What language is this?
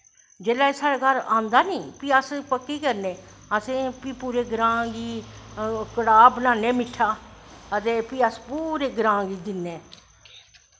Dogri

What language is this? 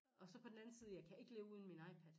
Danish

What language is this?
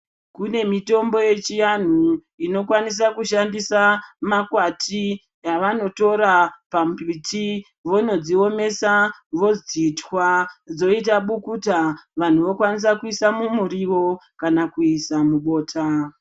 Ndau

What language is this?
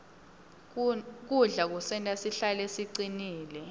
Swati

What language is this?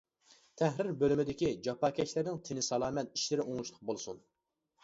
Uyghur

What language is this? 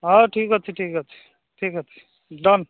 Odia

